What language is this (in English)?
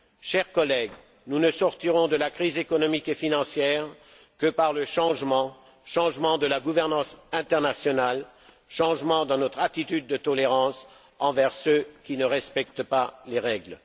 French